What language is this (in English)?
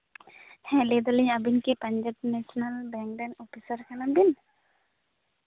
Santali